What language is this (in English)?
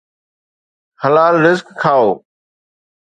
Sindhi